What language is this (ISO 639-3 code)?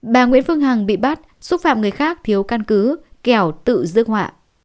vie